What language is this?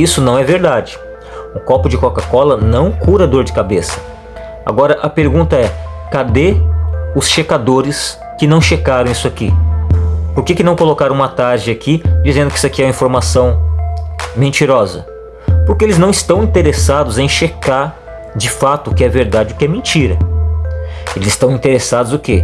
Portuguese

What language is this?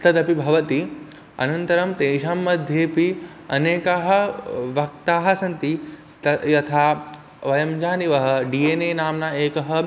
Sanskrit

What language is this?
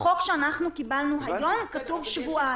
Hebrew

